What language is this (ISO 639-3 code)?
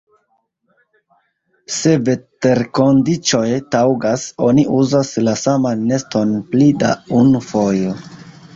epo